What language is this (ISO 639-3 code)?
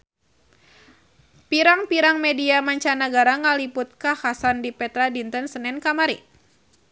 sun